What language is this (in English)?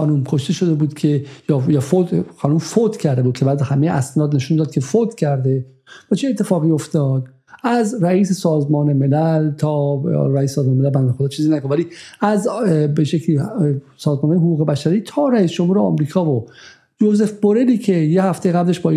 Persian